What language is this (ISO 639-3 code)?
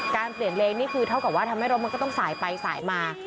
tha